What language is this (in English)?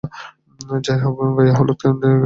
Bangla